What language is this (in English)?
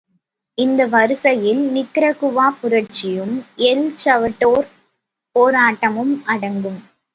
Tamil